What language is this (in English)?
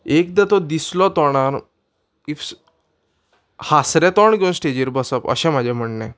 Konkani